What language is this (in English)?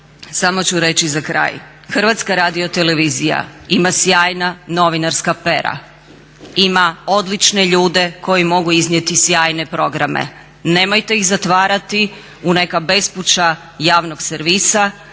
Croatian